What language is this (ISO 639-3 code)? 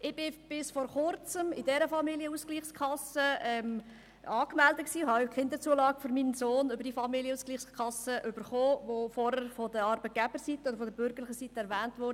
gsw